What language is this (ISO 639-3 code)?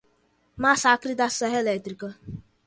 por